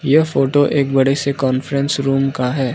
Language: Hindi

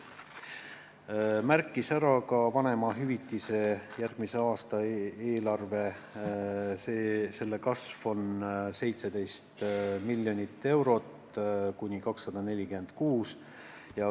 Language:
Estonian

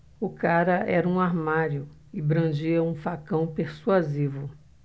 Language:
Portuguese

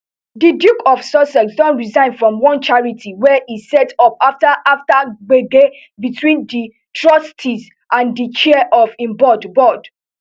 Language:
Nigerian Pidgin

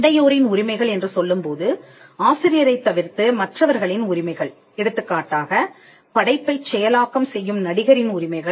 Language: Tamil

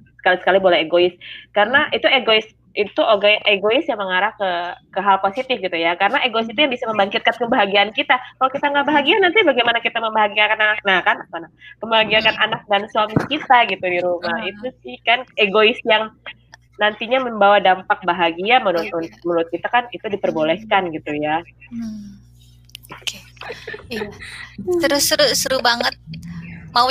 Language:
Indonesian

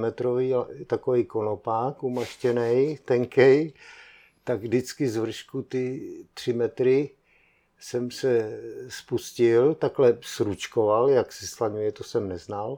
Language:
Czech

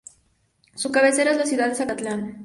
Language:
Spanish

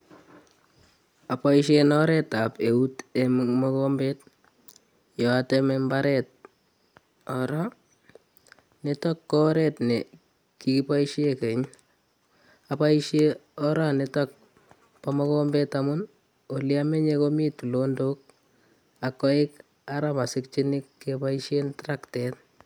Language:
Kalenjin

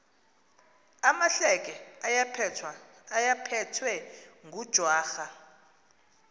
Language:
Xhosa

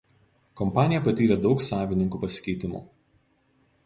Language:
Lithuanian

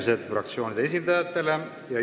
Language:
Estonian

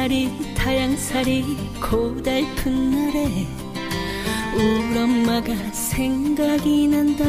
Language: Vietnamese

